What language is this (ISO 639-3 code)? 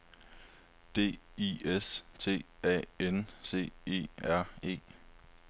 dan